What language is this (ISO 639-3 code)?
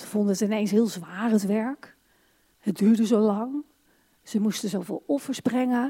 nld